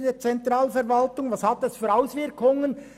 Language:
Swiss German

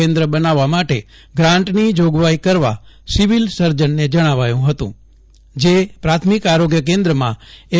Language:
Gujarati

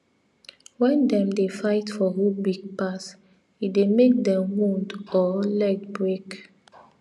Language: Nigerian Pidgin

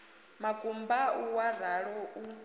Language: Venda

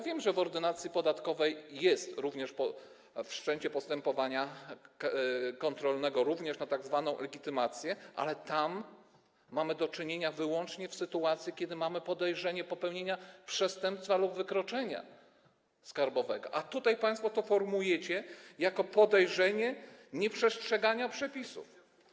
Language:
Polish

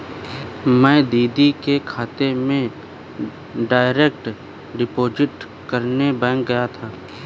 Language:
Hindi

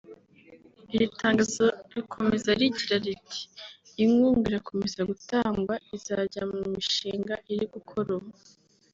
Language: Kinyarwanda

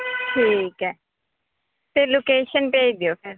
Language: Punjabi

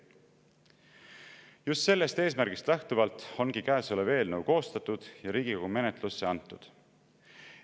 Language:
Estonian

